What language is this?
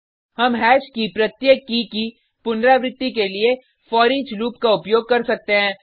Hindi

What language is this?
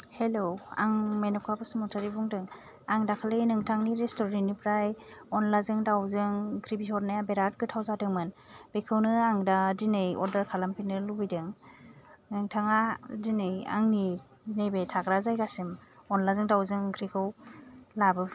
Bodo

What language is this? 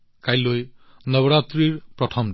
Assamese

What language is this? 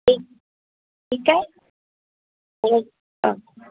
Sindhi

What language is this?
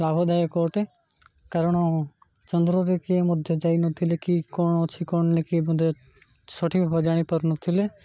Odia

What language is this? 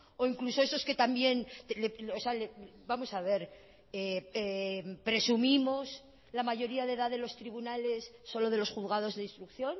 Spanish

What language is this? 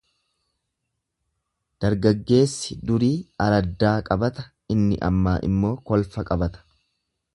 Oromo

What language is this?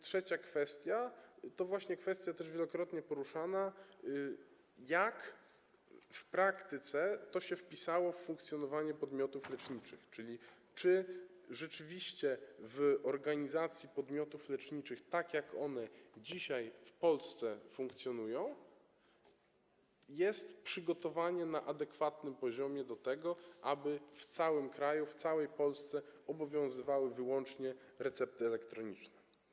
Polish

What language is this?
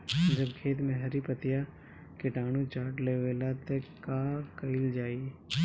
Bhojpuri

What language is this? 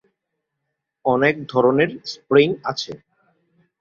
Bangla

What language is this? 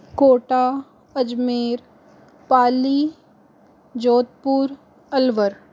Hindi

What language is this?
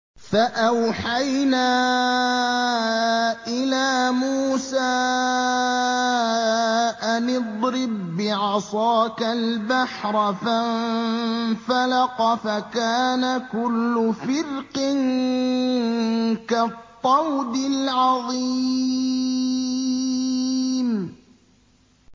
Arabic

